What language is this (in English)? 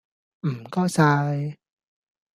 Cantonese